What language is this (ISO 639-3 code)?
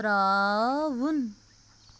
kas